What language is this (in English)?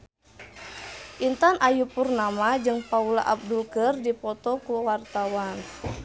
Sundanese